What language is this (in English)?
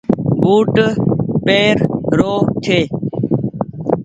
Goaria